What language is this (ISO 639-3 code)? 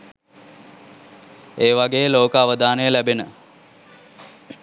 sin